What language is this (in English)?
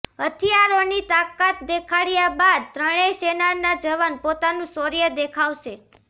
Gujarati